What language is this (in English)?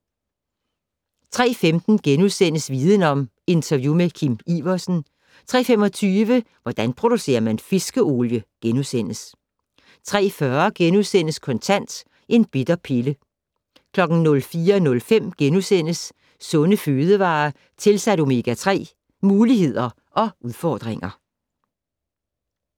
Danish